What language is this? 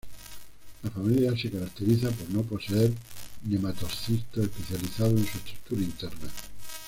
Spanish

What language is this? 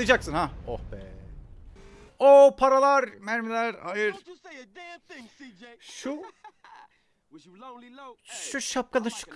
Turkish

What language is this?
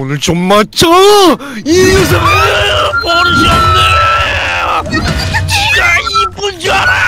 Korean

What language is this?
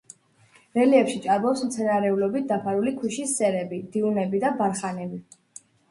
Georgian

